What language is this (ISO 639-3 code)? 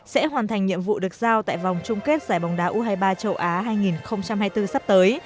vie